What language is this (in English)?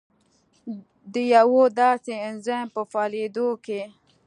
Pashto